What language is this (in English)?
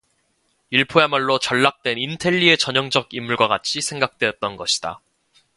Korean